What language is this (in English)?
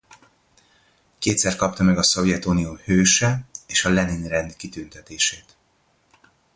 Hungarian